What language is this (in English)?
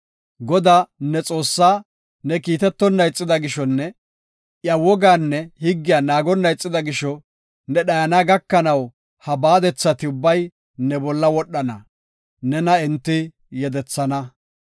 Gofa